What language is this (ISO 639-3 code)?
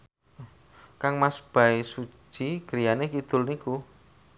jav